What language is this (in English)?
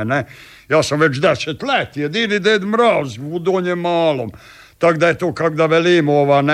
Croatian